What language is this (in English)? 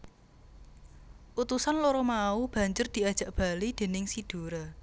Javanese